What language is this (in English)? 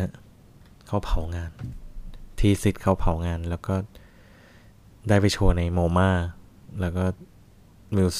Thai